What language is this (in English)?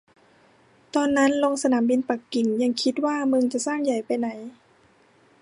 Thai